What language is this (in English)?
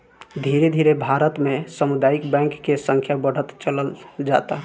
Bhojpuri